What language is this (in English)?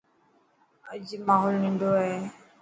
Dhatki